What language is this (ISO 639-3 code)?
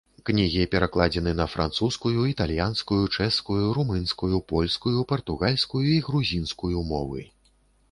bel